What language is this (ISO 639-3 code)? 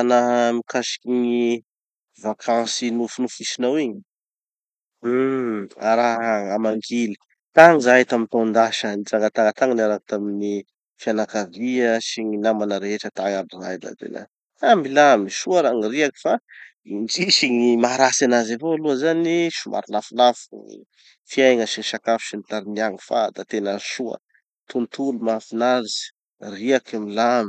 txy